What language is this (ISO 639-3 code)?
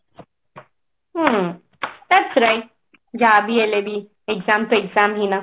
ori